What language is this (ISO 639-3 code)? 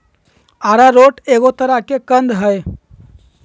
mag